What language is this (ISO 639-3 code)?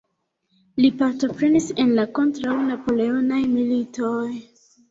epo